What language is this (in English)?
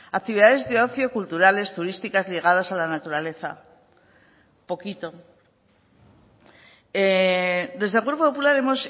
Spanish